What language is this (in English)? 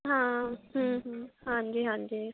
Punjabi